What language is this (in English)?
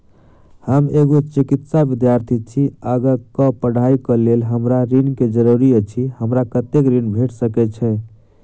Maithili